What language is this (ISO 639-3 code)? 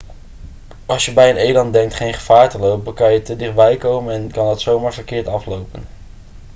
nld